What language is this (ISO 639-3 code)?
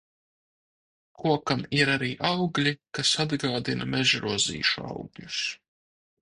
lav